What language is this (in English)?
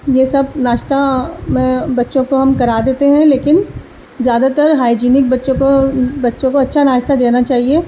Urdu